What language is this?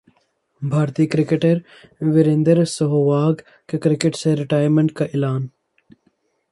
Urdu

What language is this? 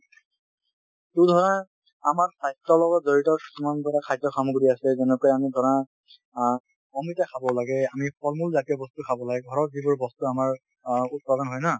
Assamese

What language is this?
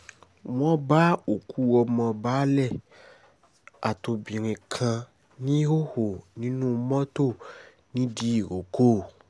Yoruba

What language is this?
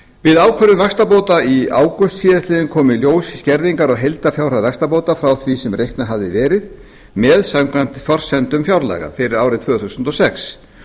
Icelandic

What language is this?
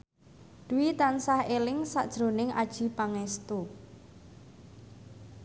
Javanese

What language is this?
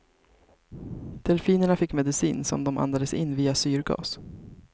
Swedish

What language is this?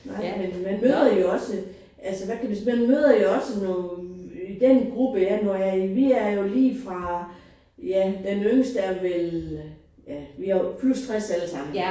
Danish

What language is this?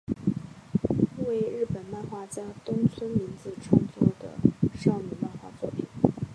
Chinese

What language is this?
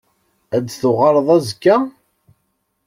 Kabyle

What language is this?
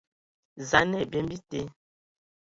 Ewondo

